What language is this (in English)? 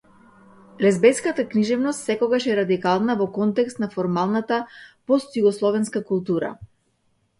Macedonian